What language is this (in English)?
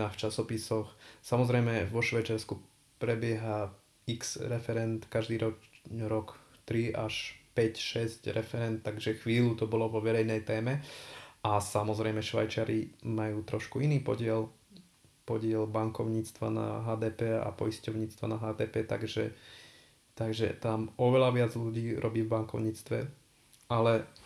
Slovak